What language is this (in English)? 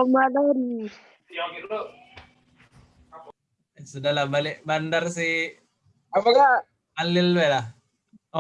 Indonesian